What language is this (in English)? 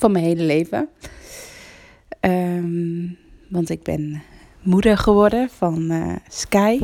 Dutch